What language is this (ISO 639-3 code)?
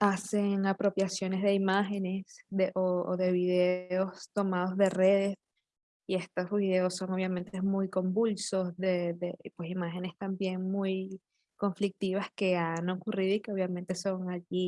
spa